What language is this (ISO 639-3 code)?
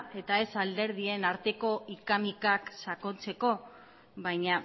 eus